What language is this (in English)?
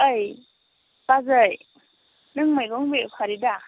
Bodo